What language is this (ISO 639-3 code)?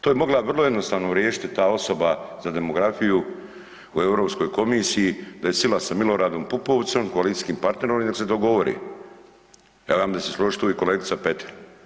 hrv